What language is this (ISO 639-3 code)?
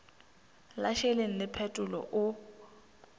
nso